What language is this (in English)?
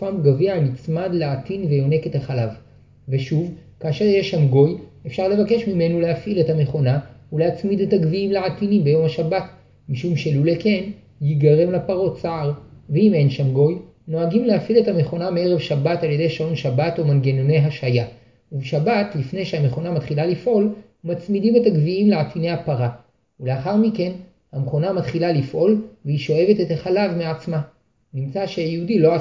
Hebrew